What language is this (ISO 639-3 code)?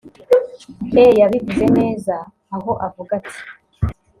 kin